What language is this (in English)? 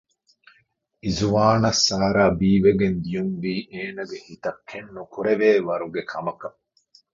Divehi